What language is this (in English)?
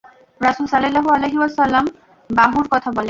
Bangla